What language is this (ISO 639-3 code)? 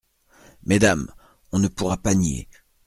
fra